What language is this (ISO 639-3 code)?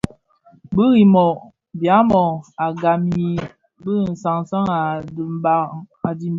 ksf